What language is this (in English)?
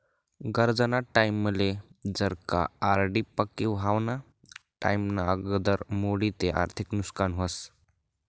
Marathi